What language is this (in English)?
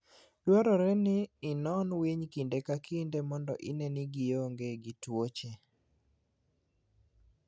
Luo (Kenya and Tanzania)